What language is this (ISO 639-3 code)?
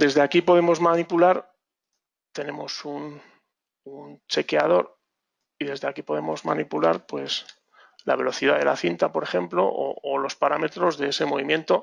spa